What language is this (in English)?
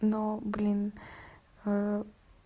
Russian